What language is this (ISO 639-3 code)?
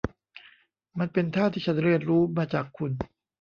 tha